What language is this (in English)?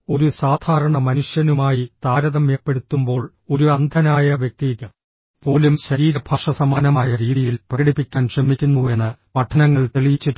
Malayalam